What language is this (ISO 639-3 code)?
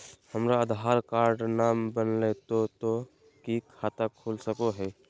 mag